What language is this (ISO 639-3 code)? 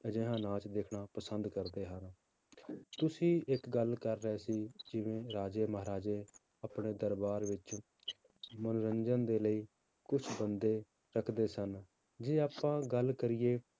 pan